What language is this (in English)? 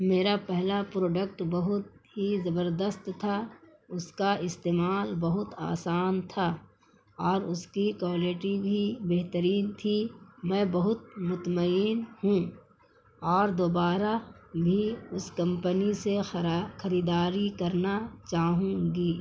Urdu